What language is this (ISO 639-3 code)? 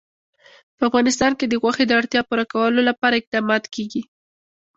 pus